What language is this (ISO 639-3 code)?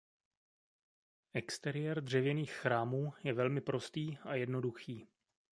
ces